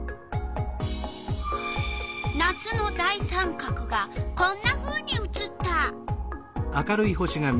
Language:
Japanese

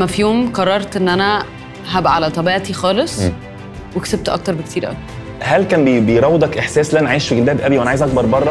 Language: Arabic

